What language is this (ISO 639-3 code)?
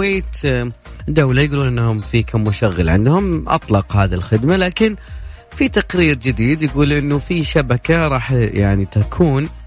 ara